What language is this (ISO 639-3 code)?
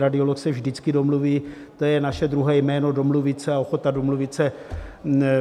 ces